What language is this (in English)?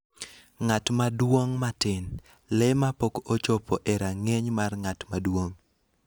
Luo (Kenya and Tanzania)